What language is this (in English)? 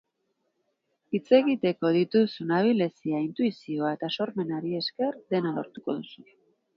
Basque